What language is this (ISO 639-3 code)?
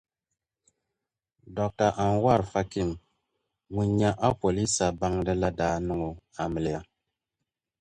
dag